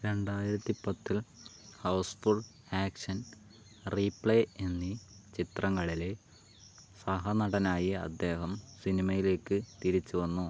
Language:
Malayalam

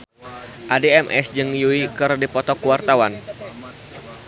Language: Sundanese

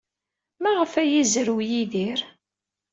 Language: Kabyle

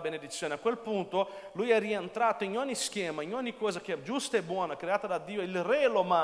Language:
Italian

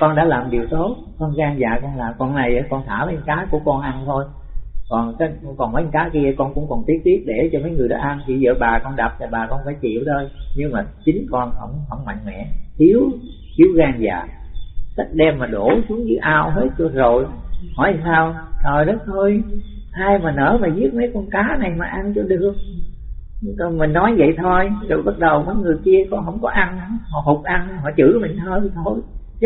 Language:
Vietnamese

